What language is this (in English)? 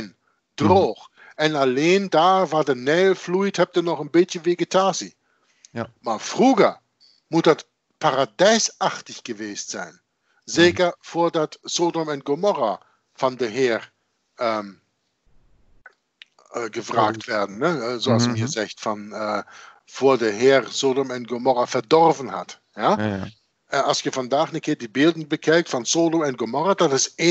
Dutch